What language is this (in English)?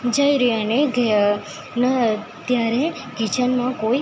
Gujarati